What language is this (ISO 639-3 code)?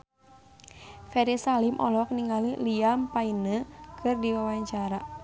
sun